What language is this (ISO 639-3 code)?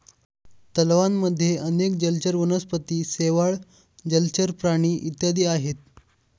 mar